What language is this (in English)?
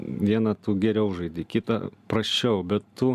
Lithuanian